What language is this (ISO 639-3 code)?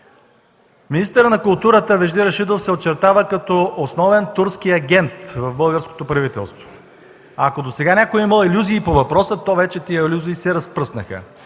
bul